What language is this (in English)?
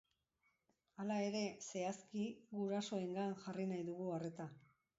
Basque